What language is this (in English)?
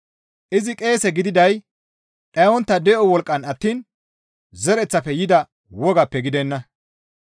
Gamo